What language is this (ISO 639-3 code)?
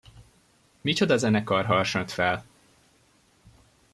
hun